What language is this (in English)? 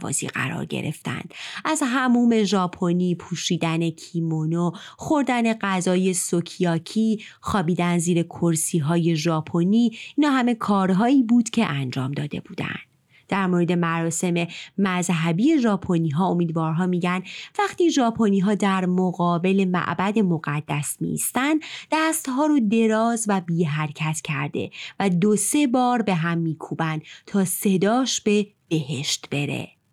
Persian